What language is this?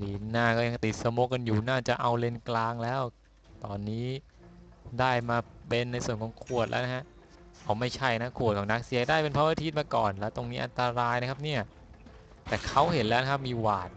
Thai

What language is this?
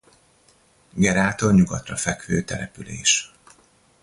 Hungarian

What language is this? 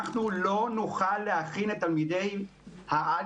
Hebrew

